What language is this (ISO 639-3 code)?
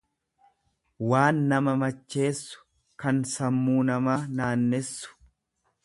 orm